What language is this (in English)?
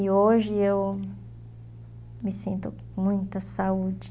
Portuguese